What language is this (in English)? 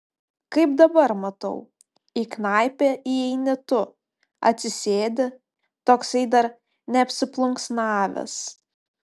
Lithuanian